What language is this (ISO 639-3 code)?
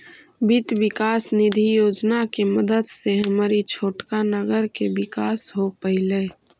mag